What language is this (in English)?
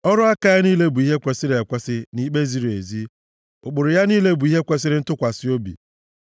Igbo